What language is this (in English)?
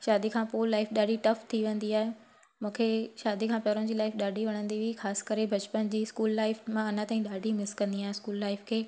Sindhi